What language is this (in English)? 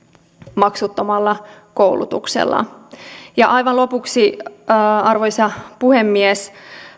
Finnish